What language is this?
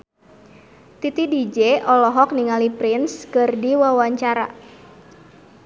Sundanese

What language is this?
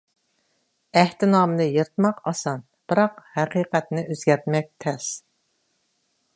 Uyghur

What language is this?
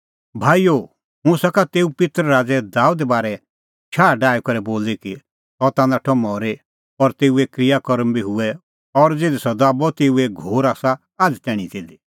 Kullu Pahari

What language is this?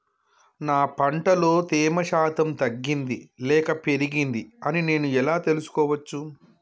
Telugu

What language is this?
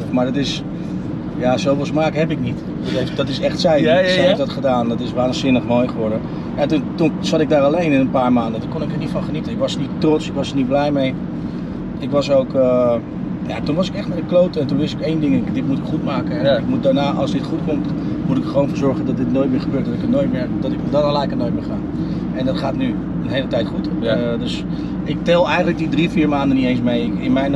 Dutch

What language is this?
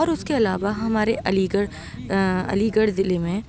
Urdu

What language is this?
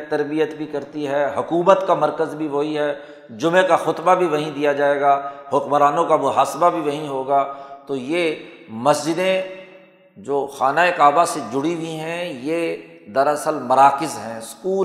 Urdu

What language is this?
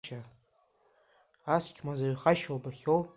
Abkhazian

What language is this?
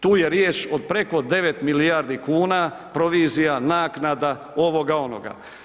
Croatian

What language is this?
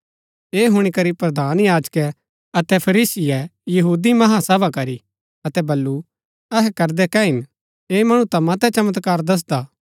Gaddi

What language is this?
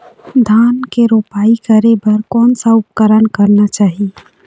Chhattisgarhi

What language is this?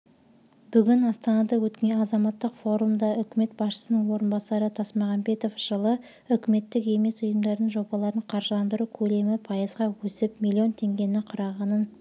Kazakh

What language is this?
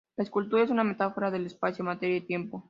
Spanish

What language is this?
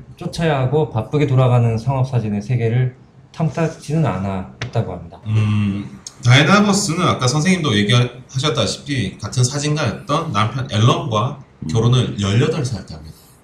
Korean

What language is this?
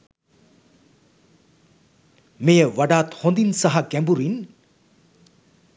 Sinhala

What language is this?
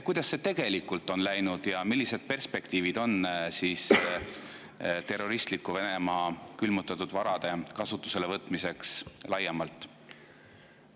Estonian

